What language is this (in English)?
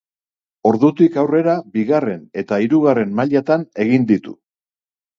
Basque